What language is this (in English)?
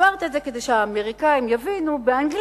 Hebrew